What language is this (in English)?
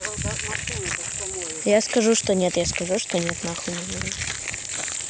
Russian